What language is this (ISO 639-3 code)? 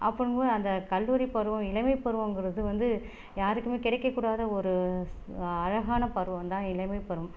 tam